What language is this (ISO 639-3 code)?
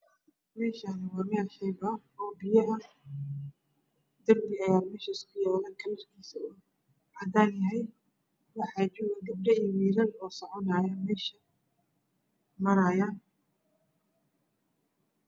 som